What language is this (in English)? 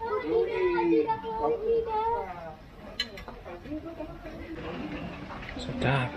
Indonesian